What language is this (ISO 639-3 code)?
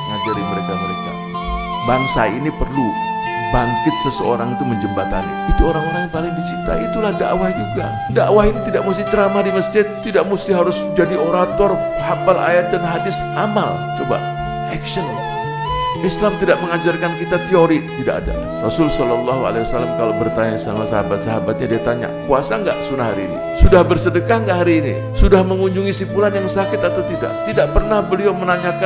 ind